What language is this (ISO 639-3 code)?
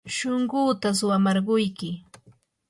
qur